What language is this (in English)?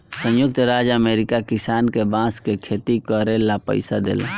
Bhojpuri